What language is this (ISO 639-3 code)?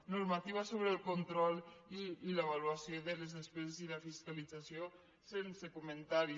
cat